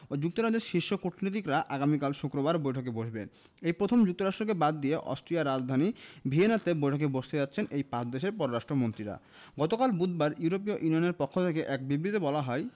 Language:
Bangla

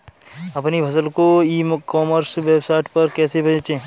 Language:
Hindi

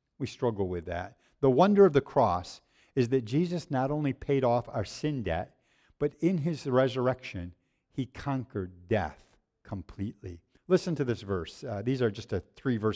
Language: English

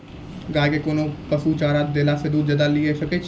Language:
Maithili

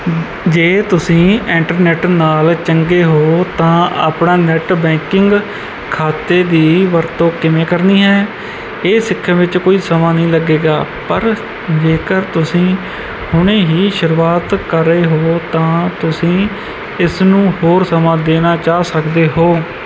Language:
Punjabi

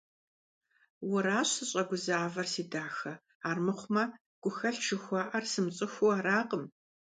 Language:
Kabardian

